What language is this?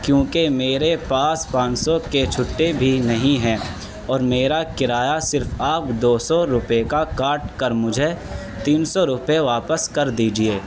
Urdu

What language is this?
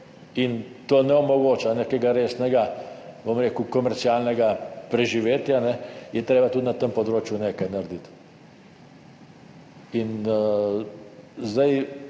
Slovenian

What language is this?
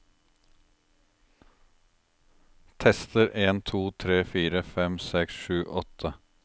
Norwegian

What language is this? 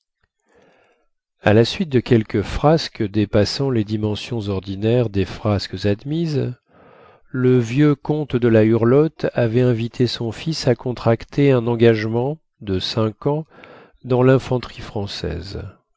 French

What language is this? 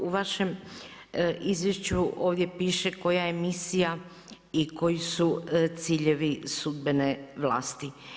Croatian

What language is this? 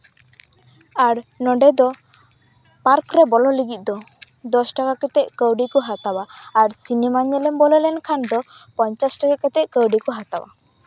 Santali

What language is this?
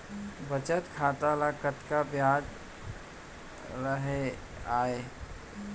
Chhattisgarhi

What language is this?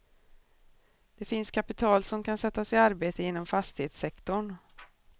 Swedish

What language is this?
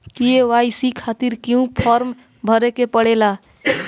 Bhojpuri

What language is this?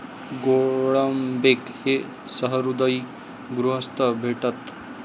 Marathi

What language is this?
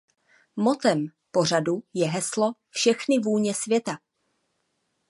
Czech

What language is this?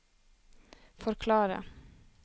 Norwegian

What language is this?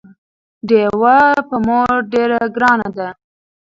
Pashto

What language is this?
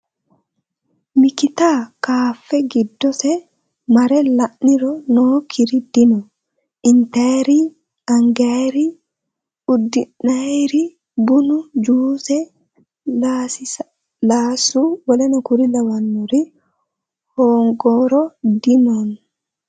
Sidamo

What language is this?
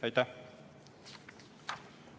Estonian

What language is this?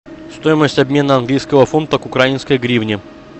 Russian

